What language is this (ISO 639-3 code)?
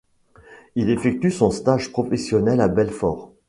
fra